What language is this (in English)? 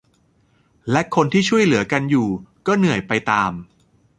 Thai